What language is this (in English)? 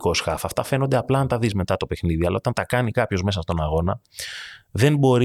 Greek